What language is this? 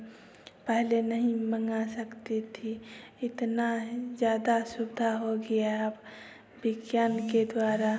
Hindi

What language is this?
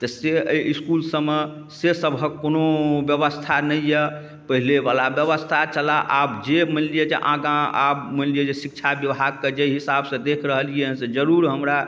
Maithili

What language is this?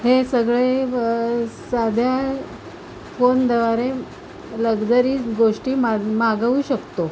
Marathi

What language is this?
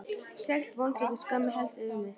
Icelandic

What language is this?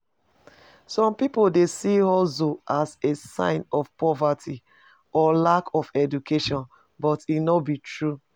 Nigerian Pidgin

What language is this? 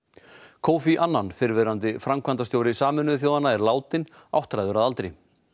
Icelandic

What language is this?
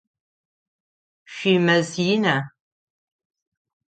Adyghe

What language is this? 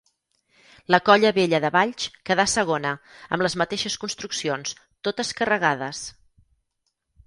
Catalan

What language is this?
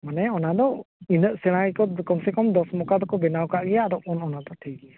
Santali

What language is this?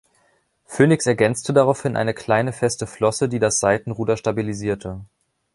German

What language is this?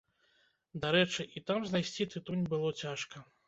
Belarusian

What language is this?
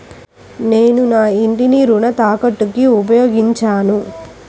Telugu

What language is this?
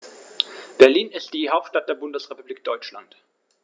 German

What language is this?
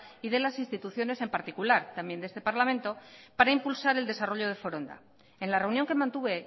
Spanish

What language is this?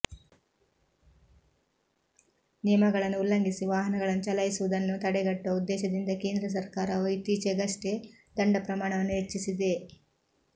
Kannada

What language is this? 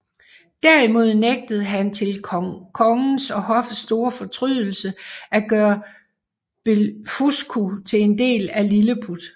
Danish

